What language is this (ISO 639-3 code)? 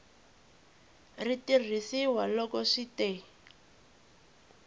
tso